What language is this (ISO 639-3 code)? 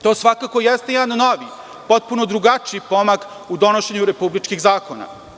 srp